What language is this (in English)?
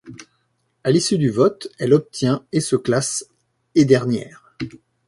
French